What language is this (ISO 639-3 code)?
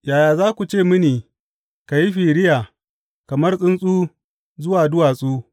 hau